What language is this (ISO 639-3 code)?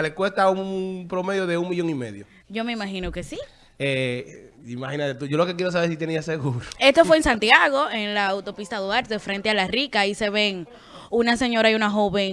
spa